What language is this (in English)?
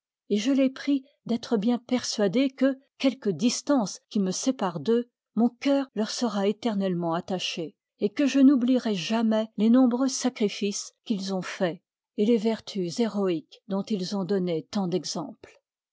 French